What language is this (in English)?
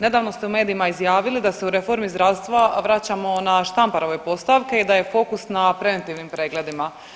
Croatian